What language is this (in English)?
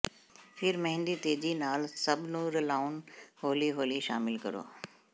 Punjabi